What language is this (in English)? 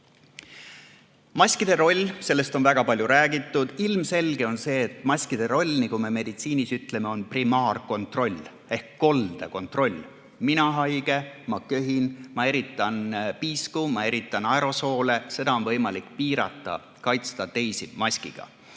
Estonian